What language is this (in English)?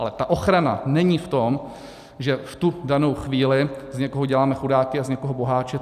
Czech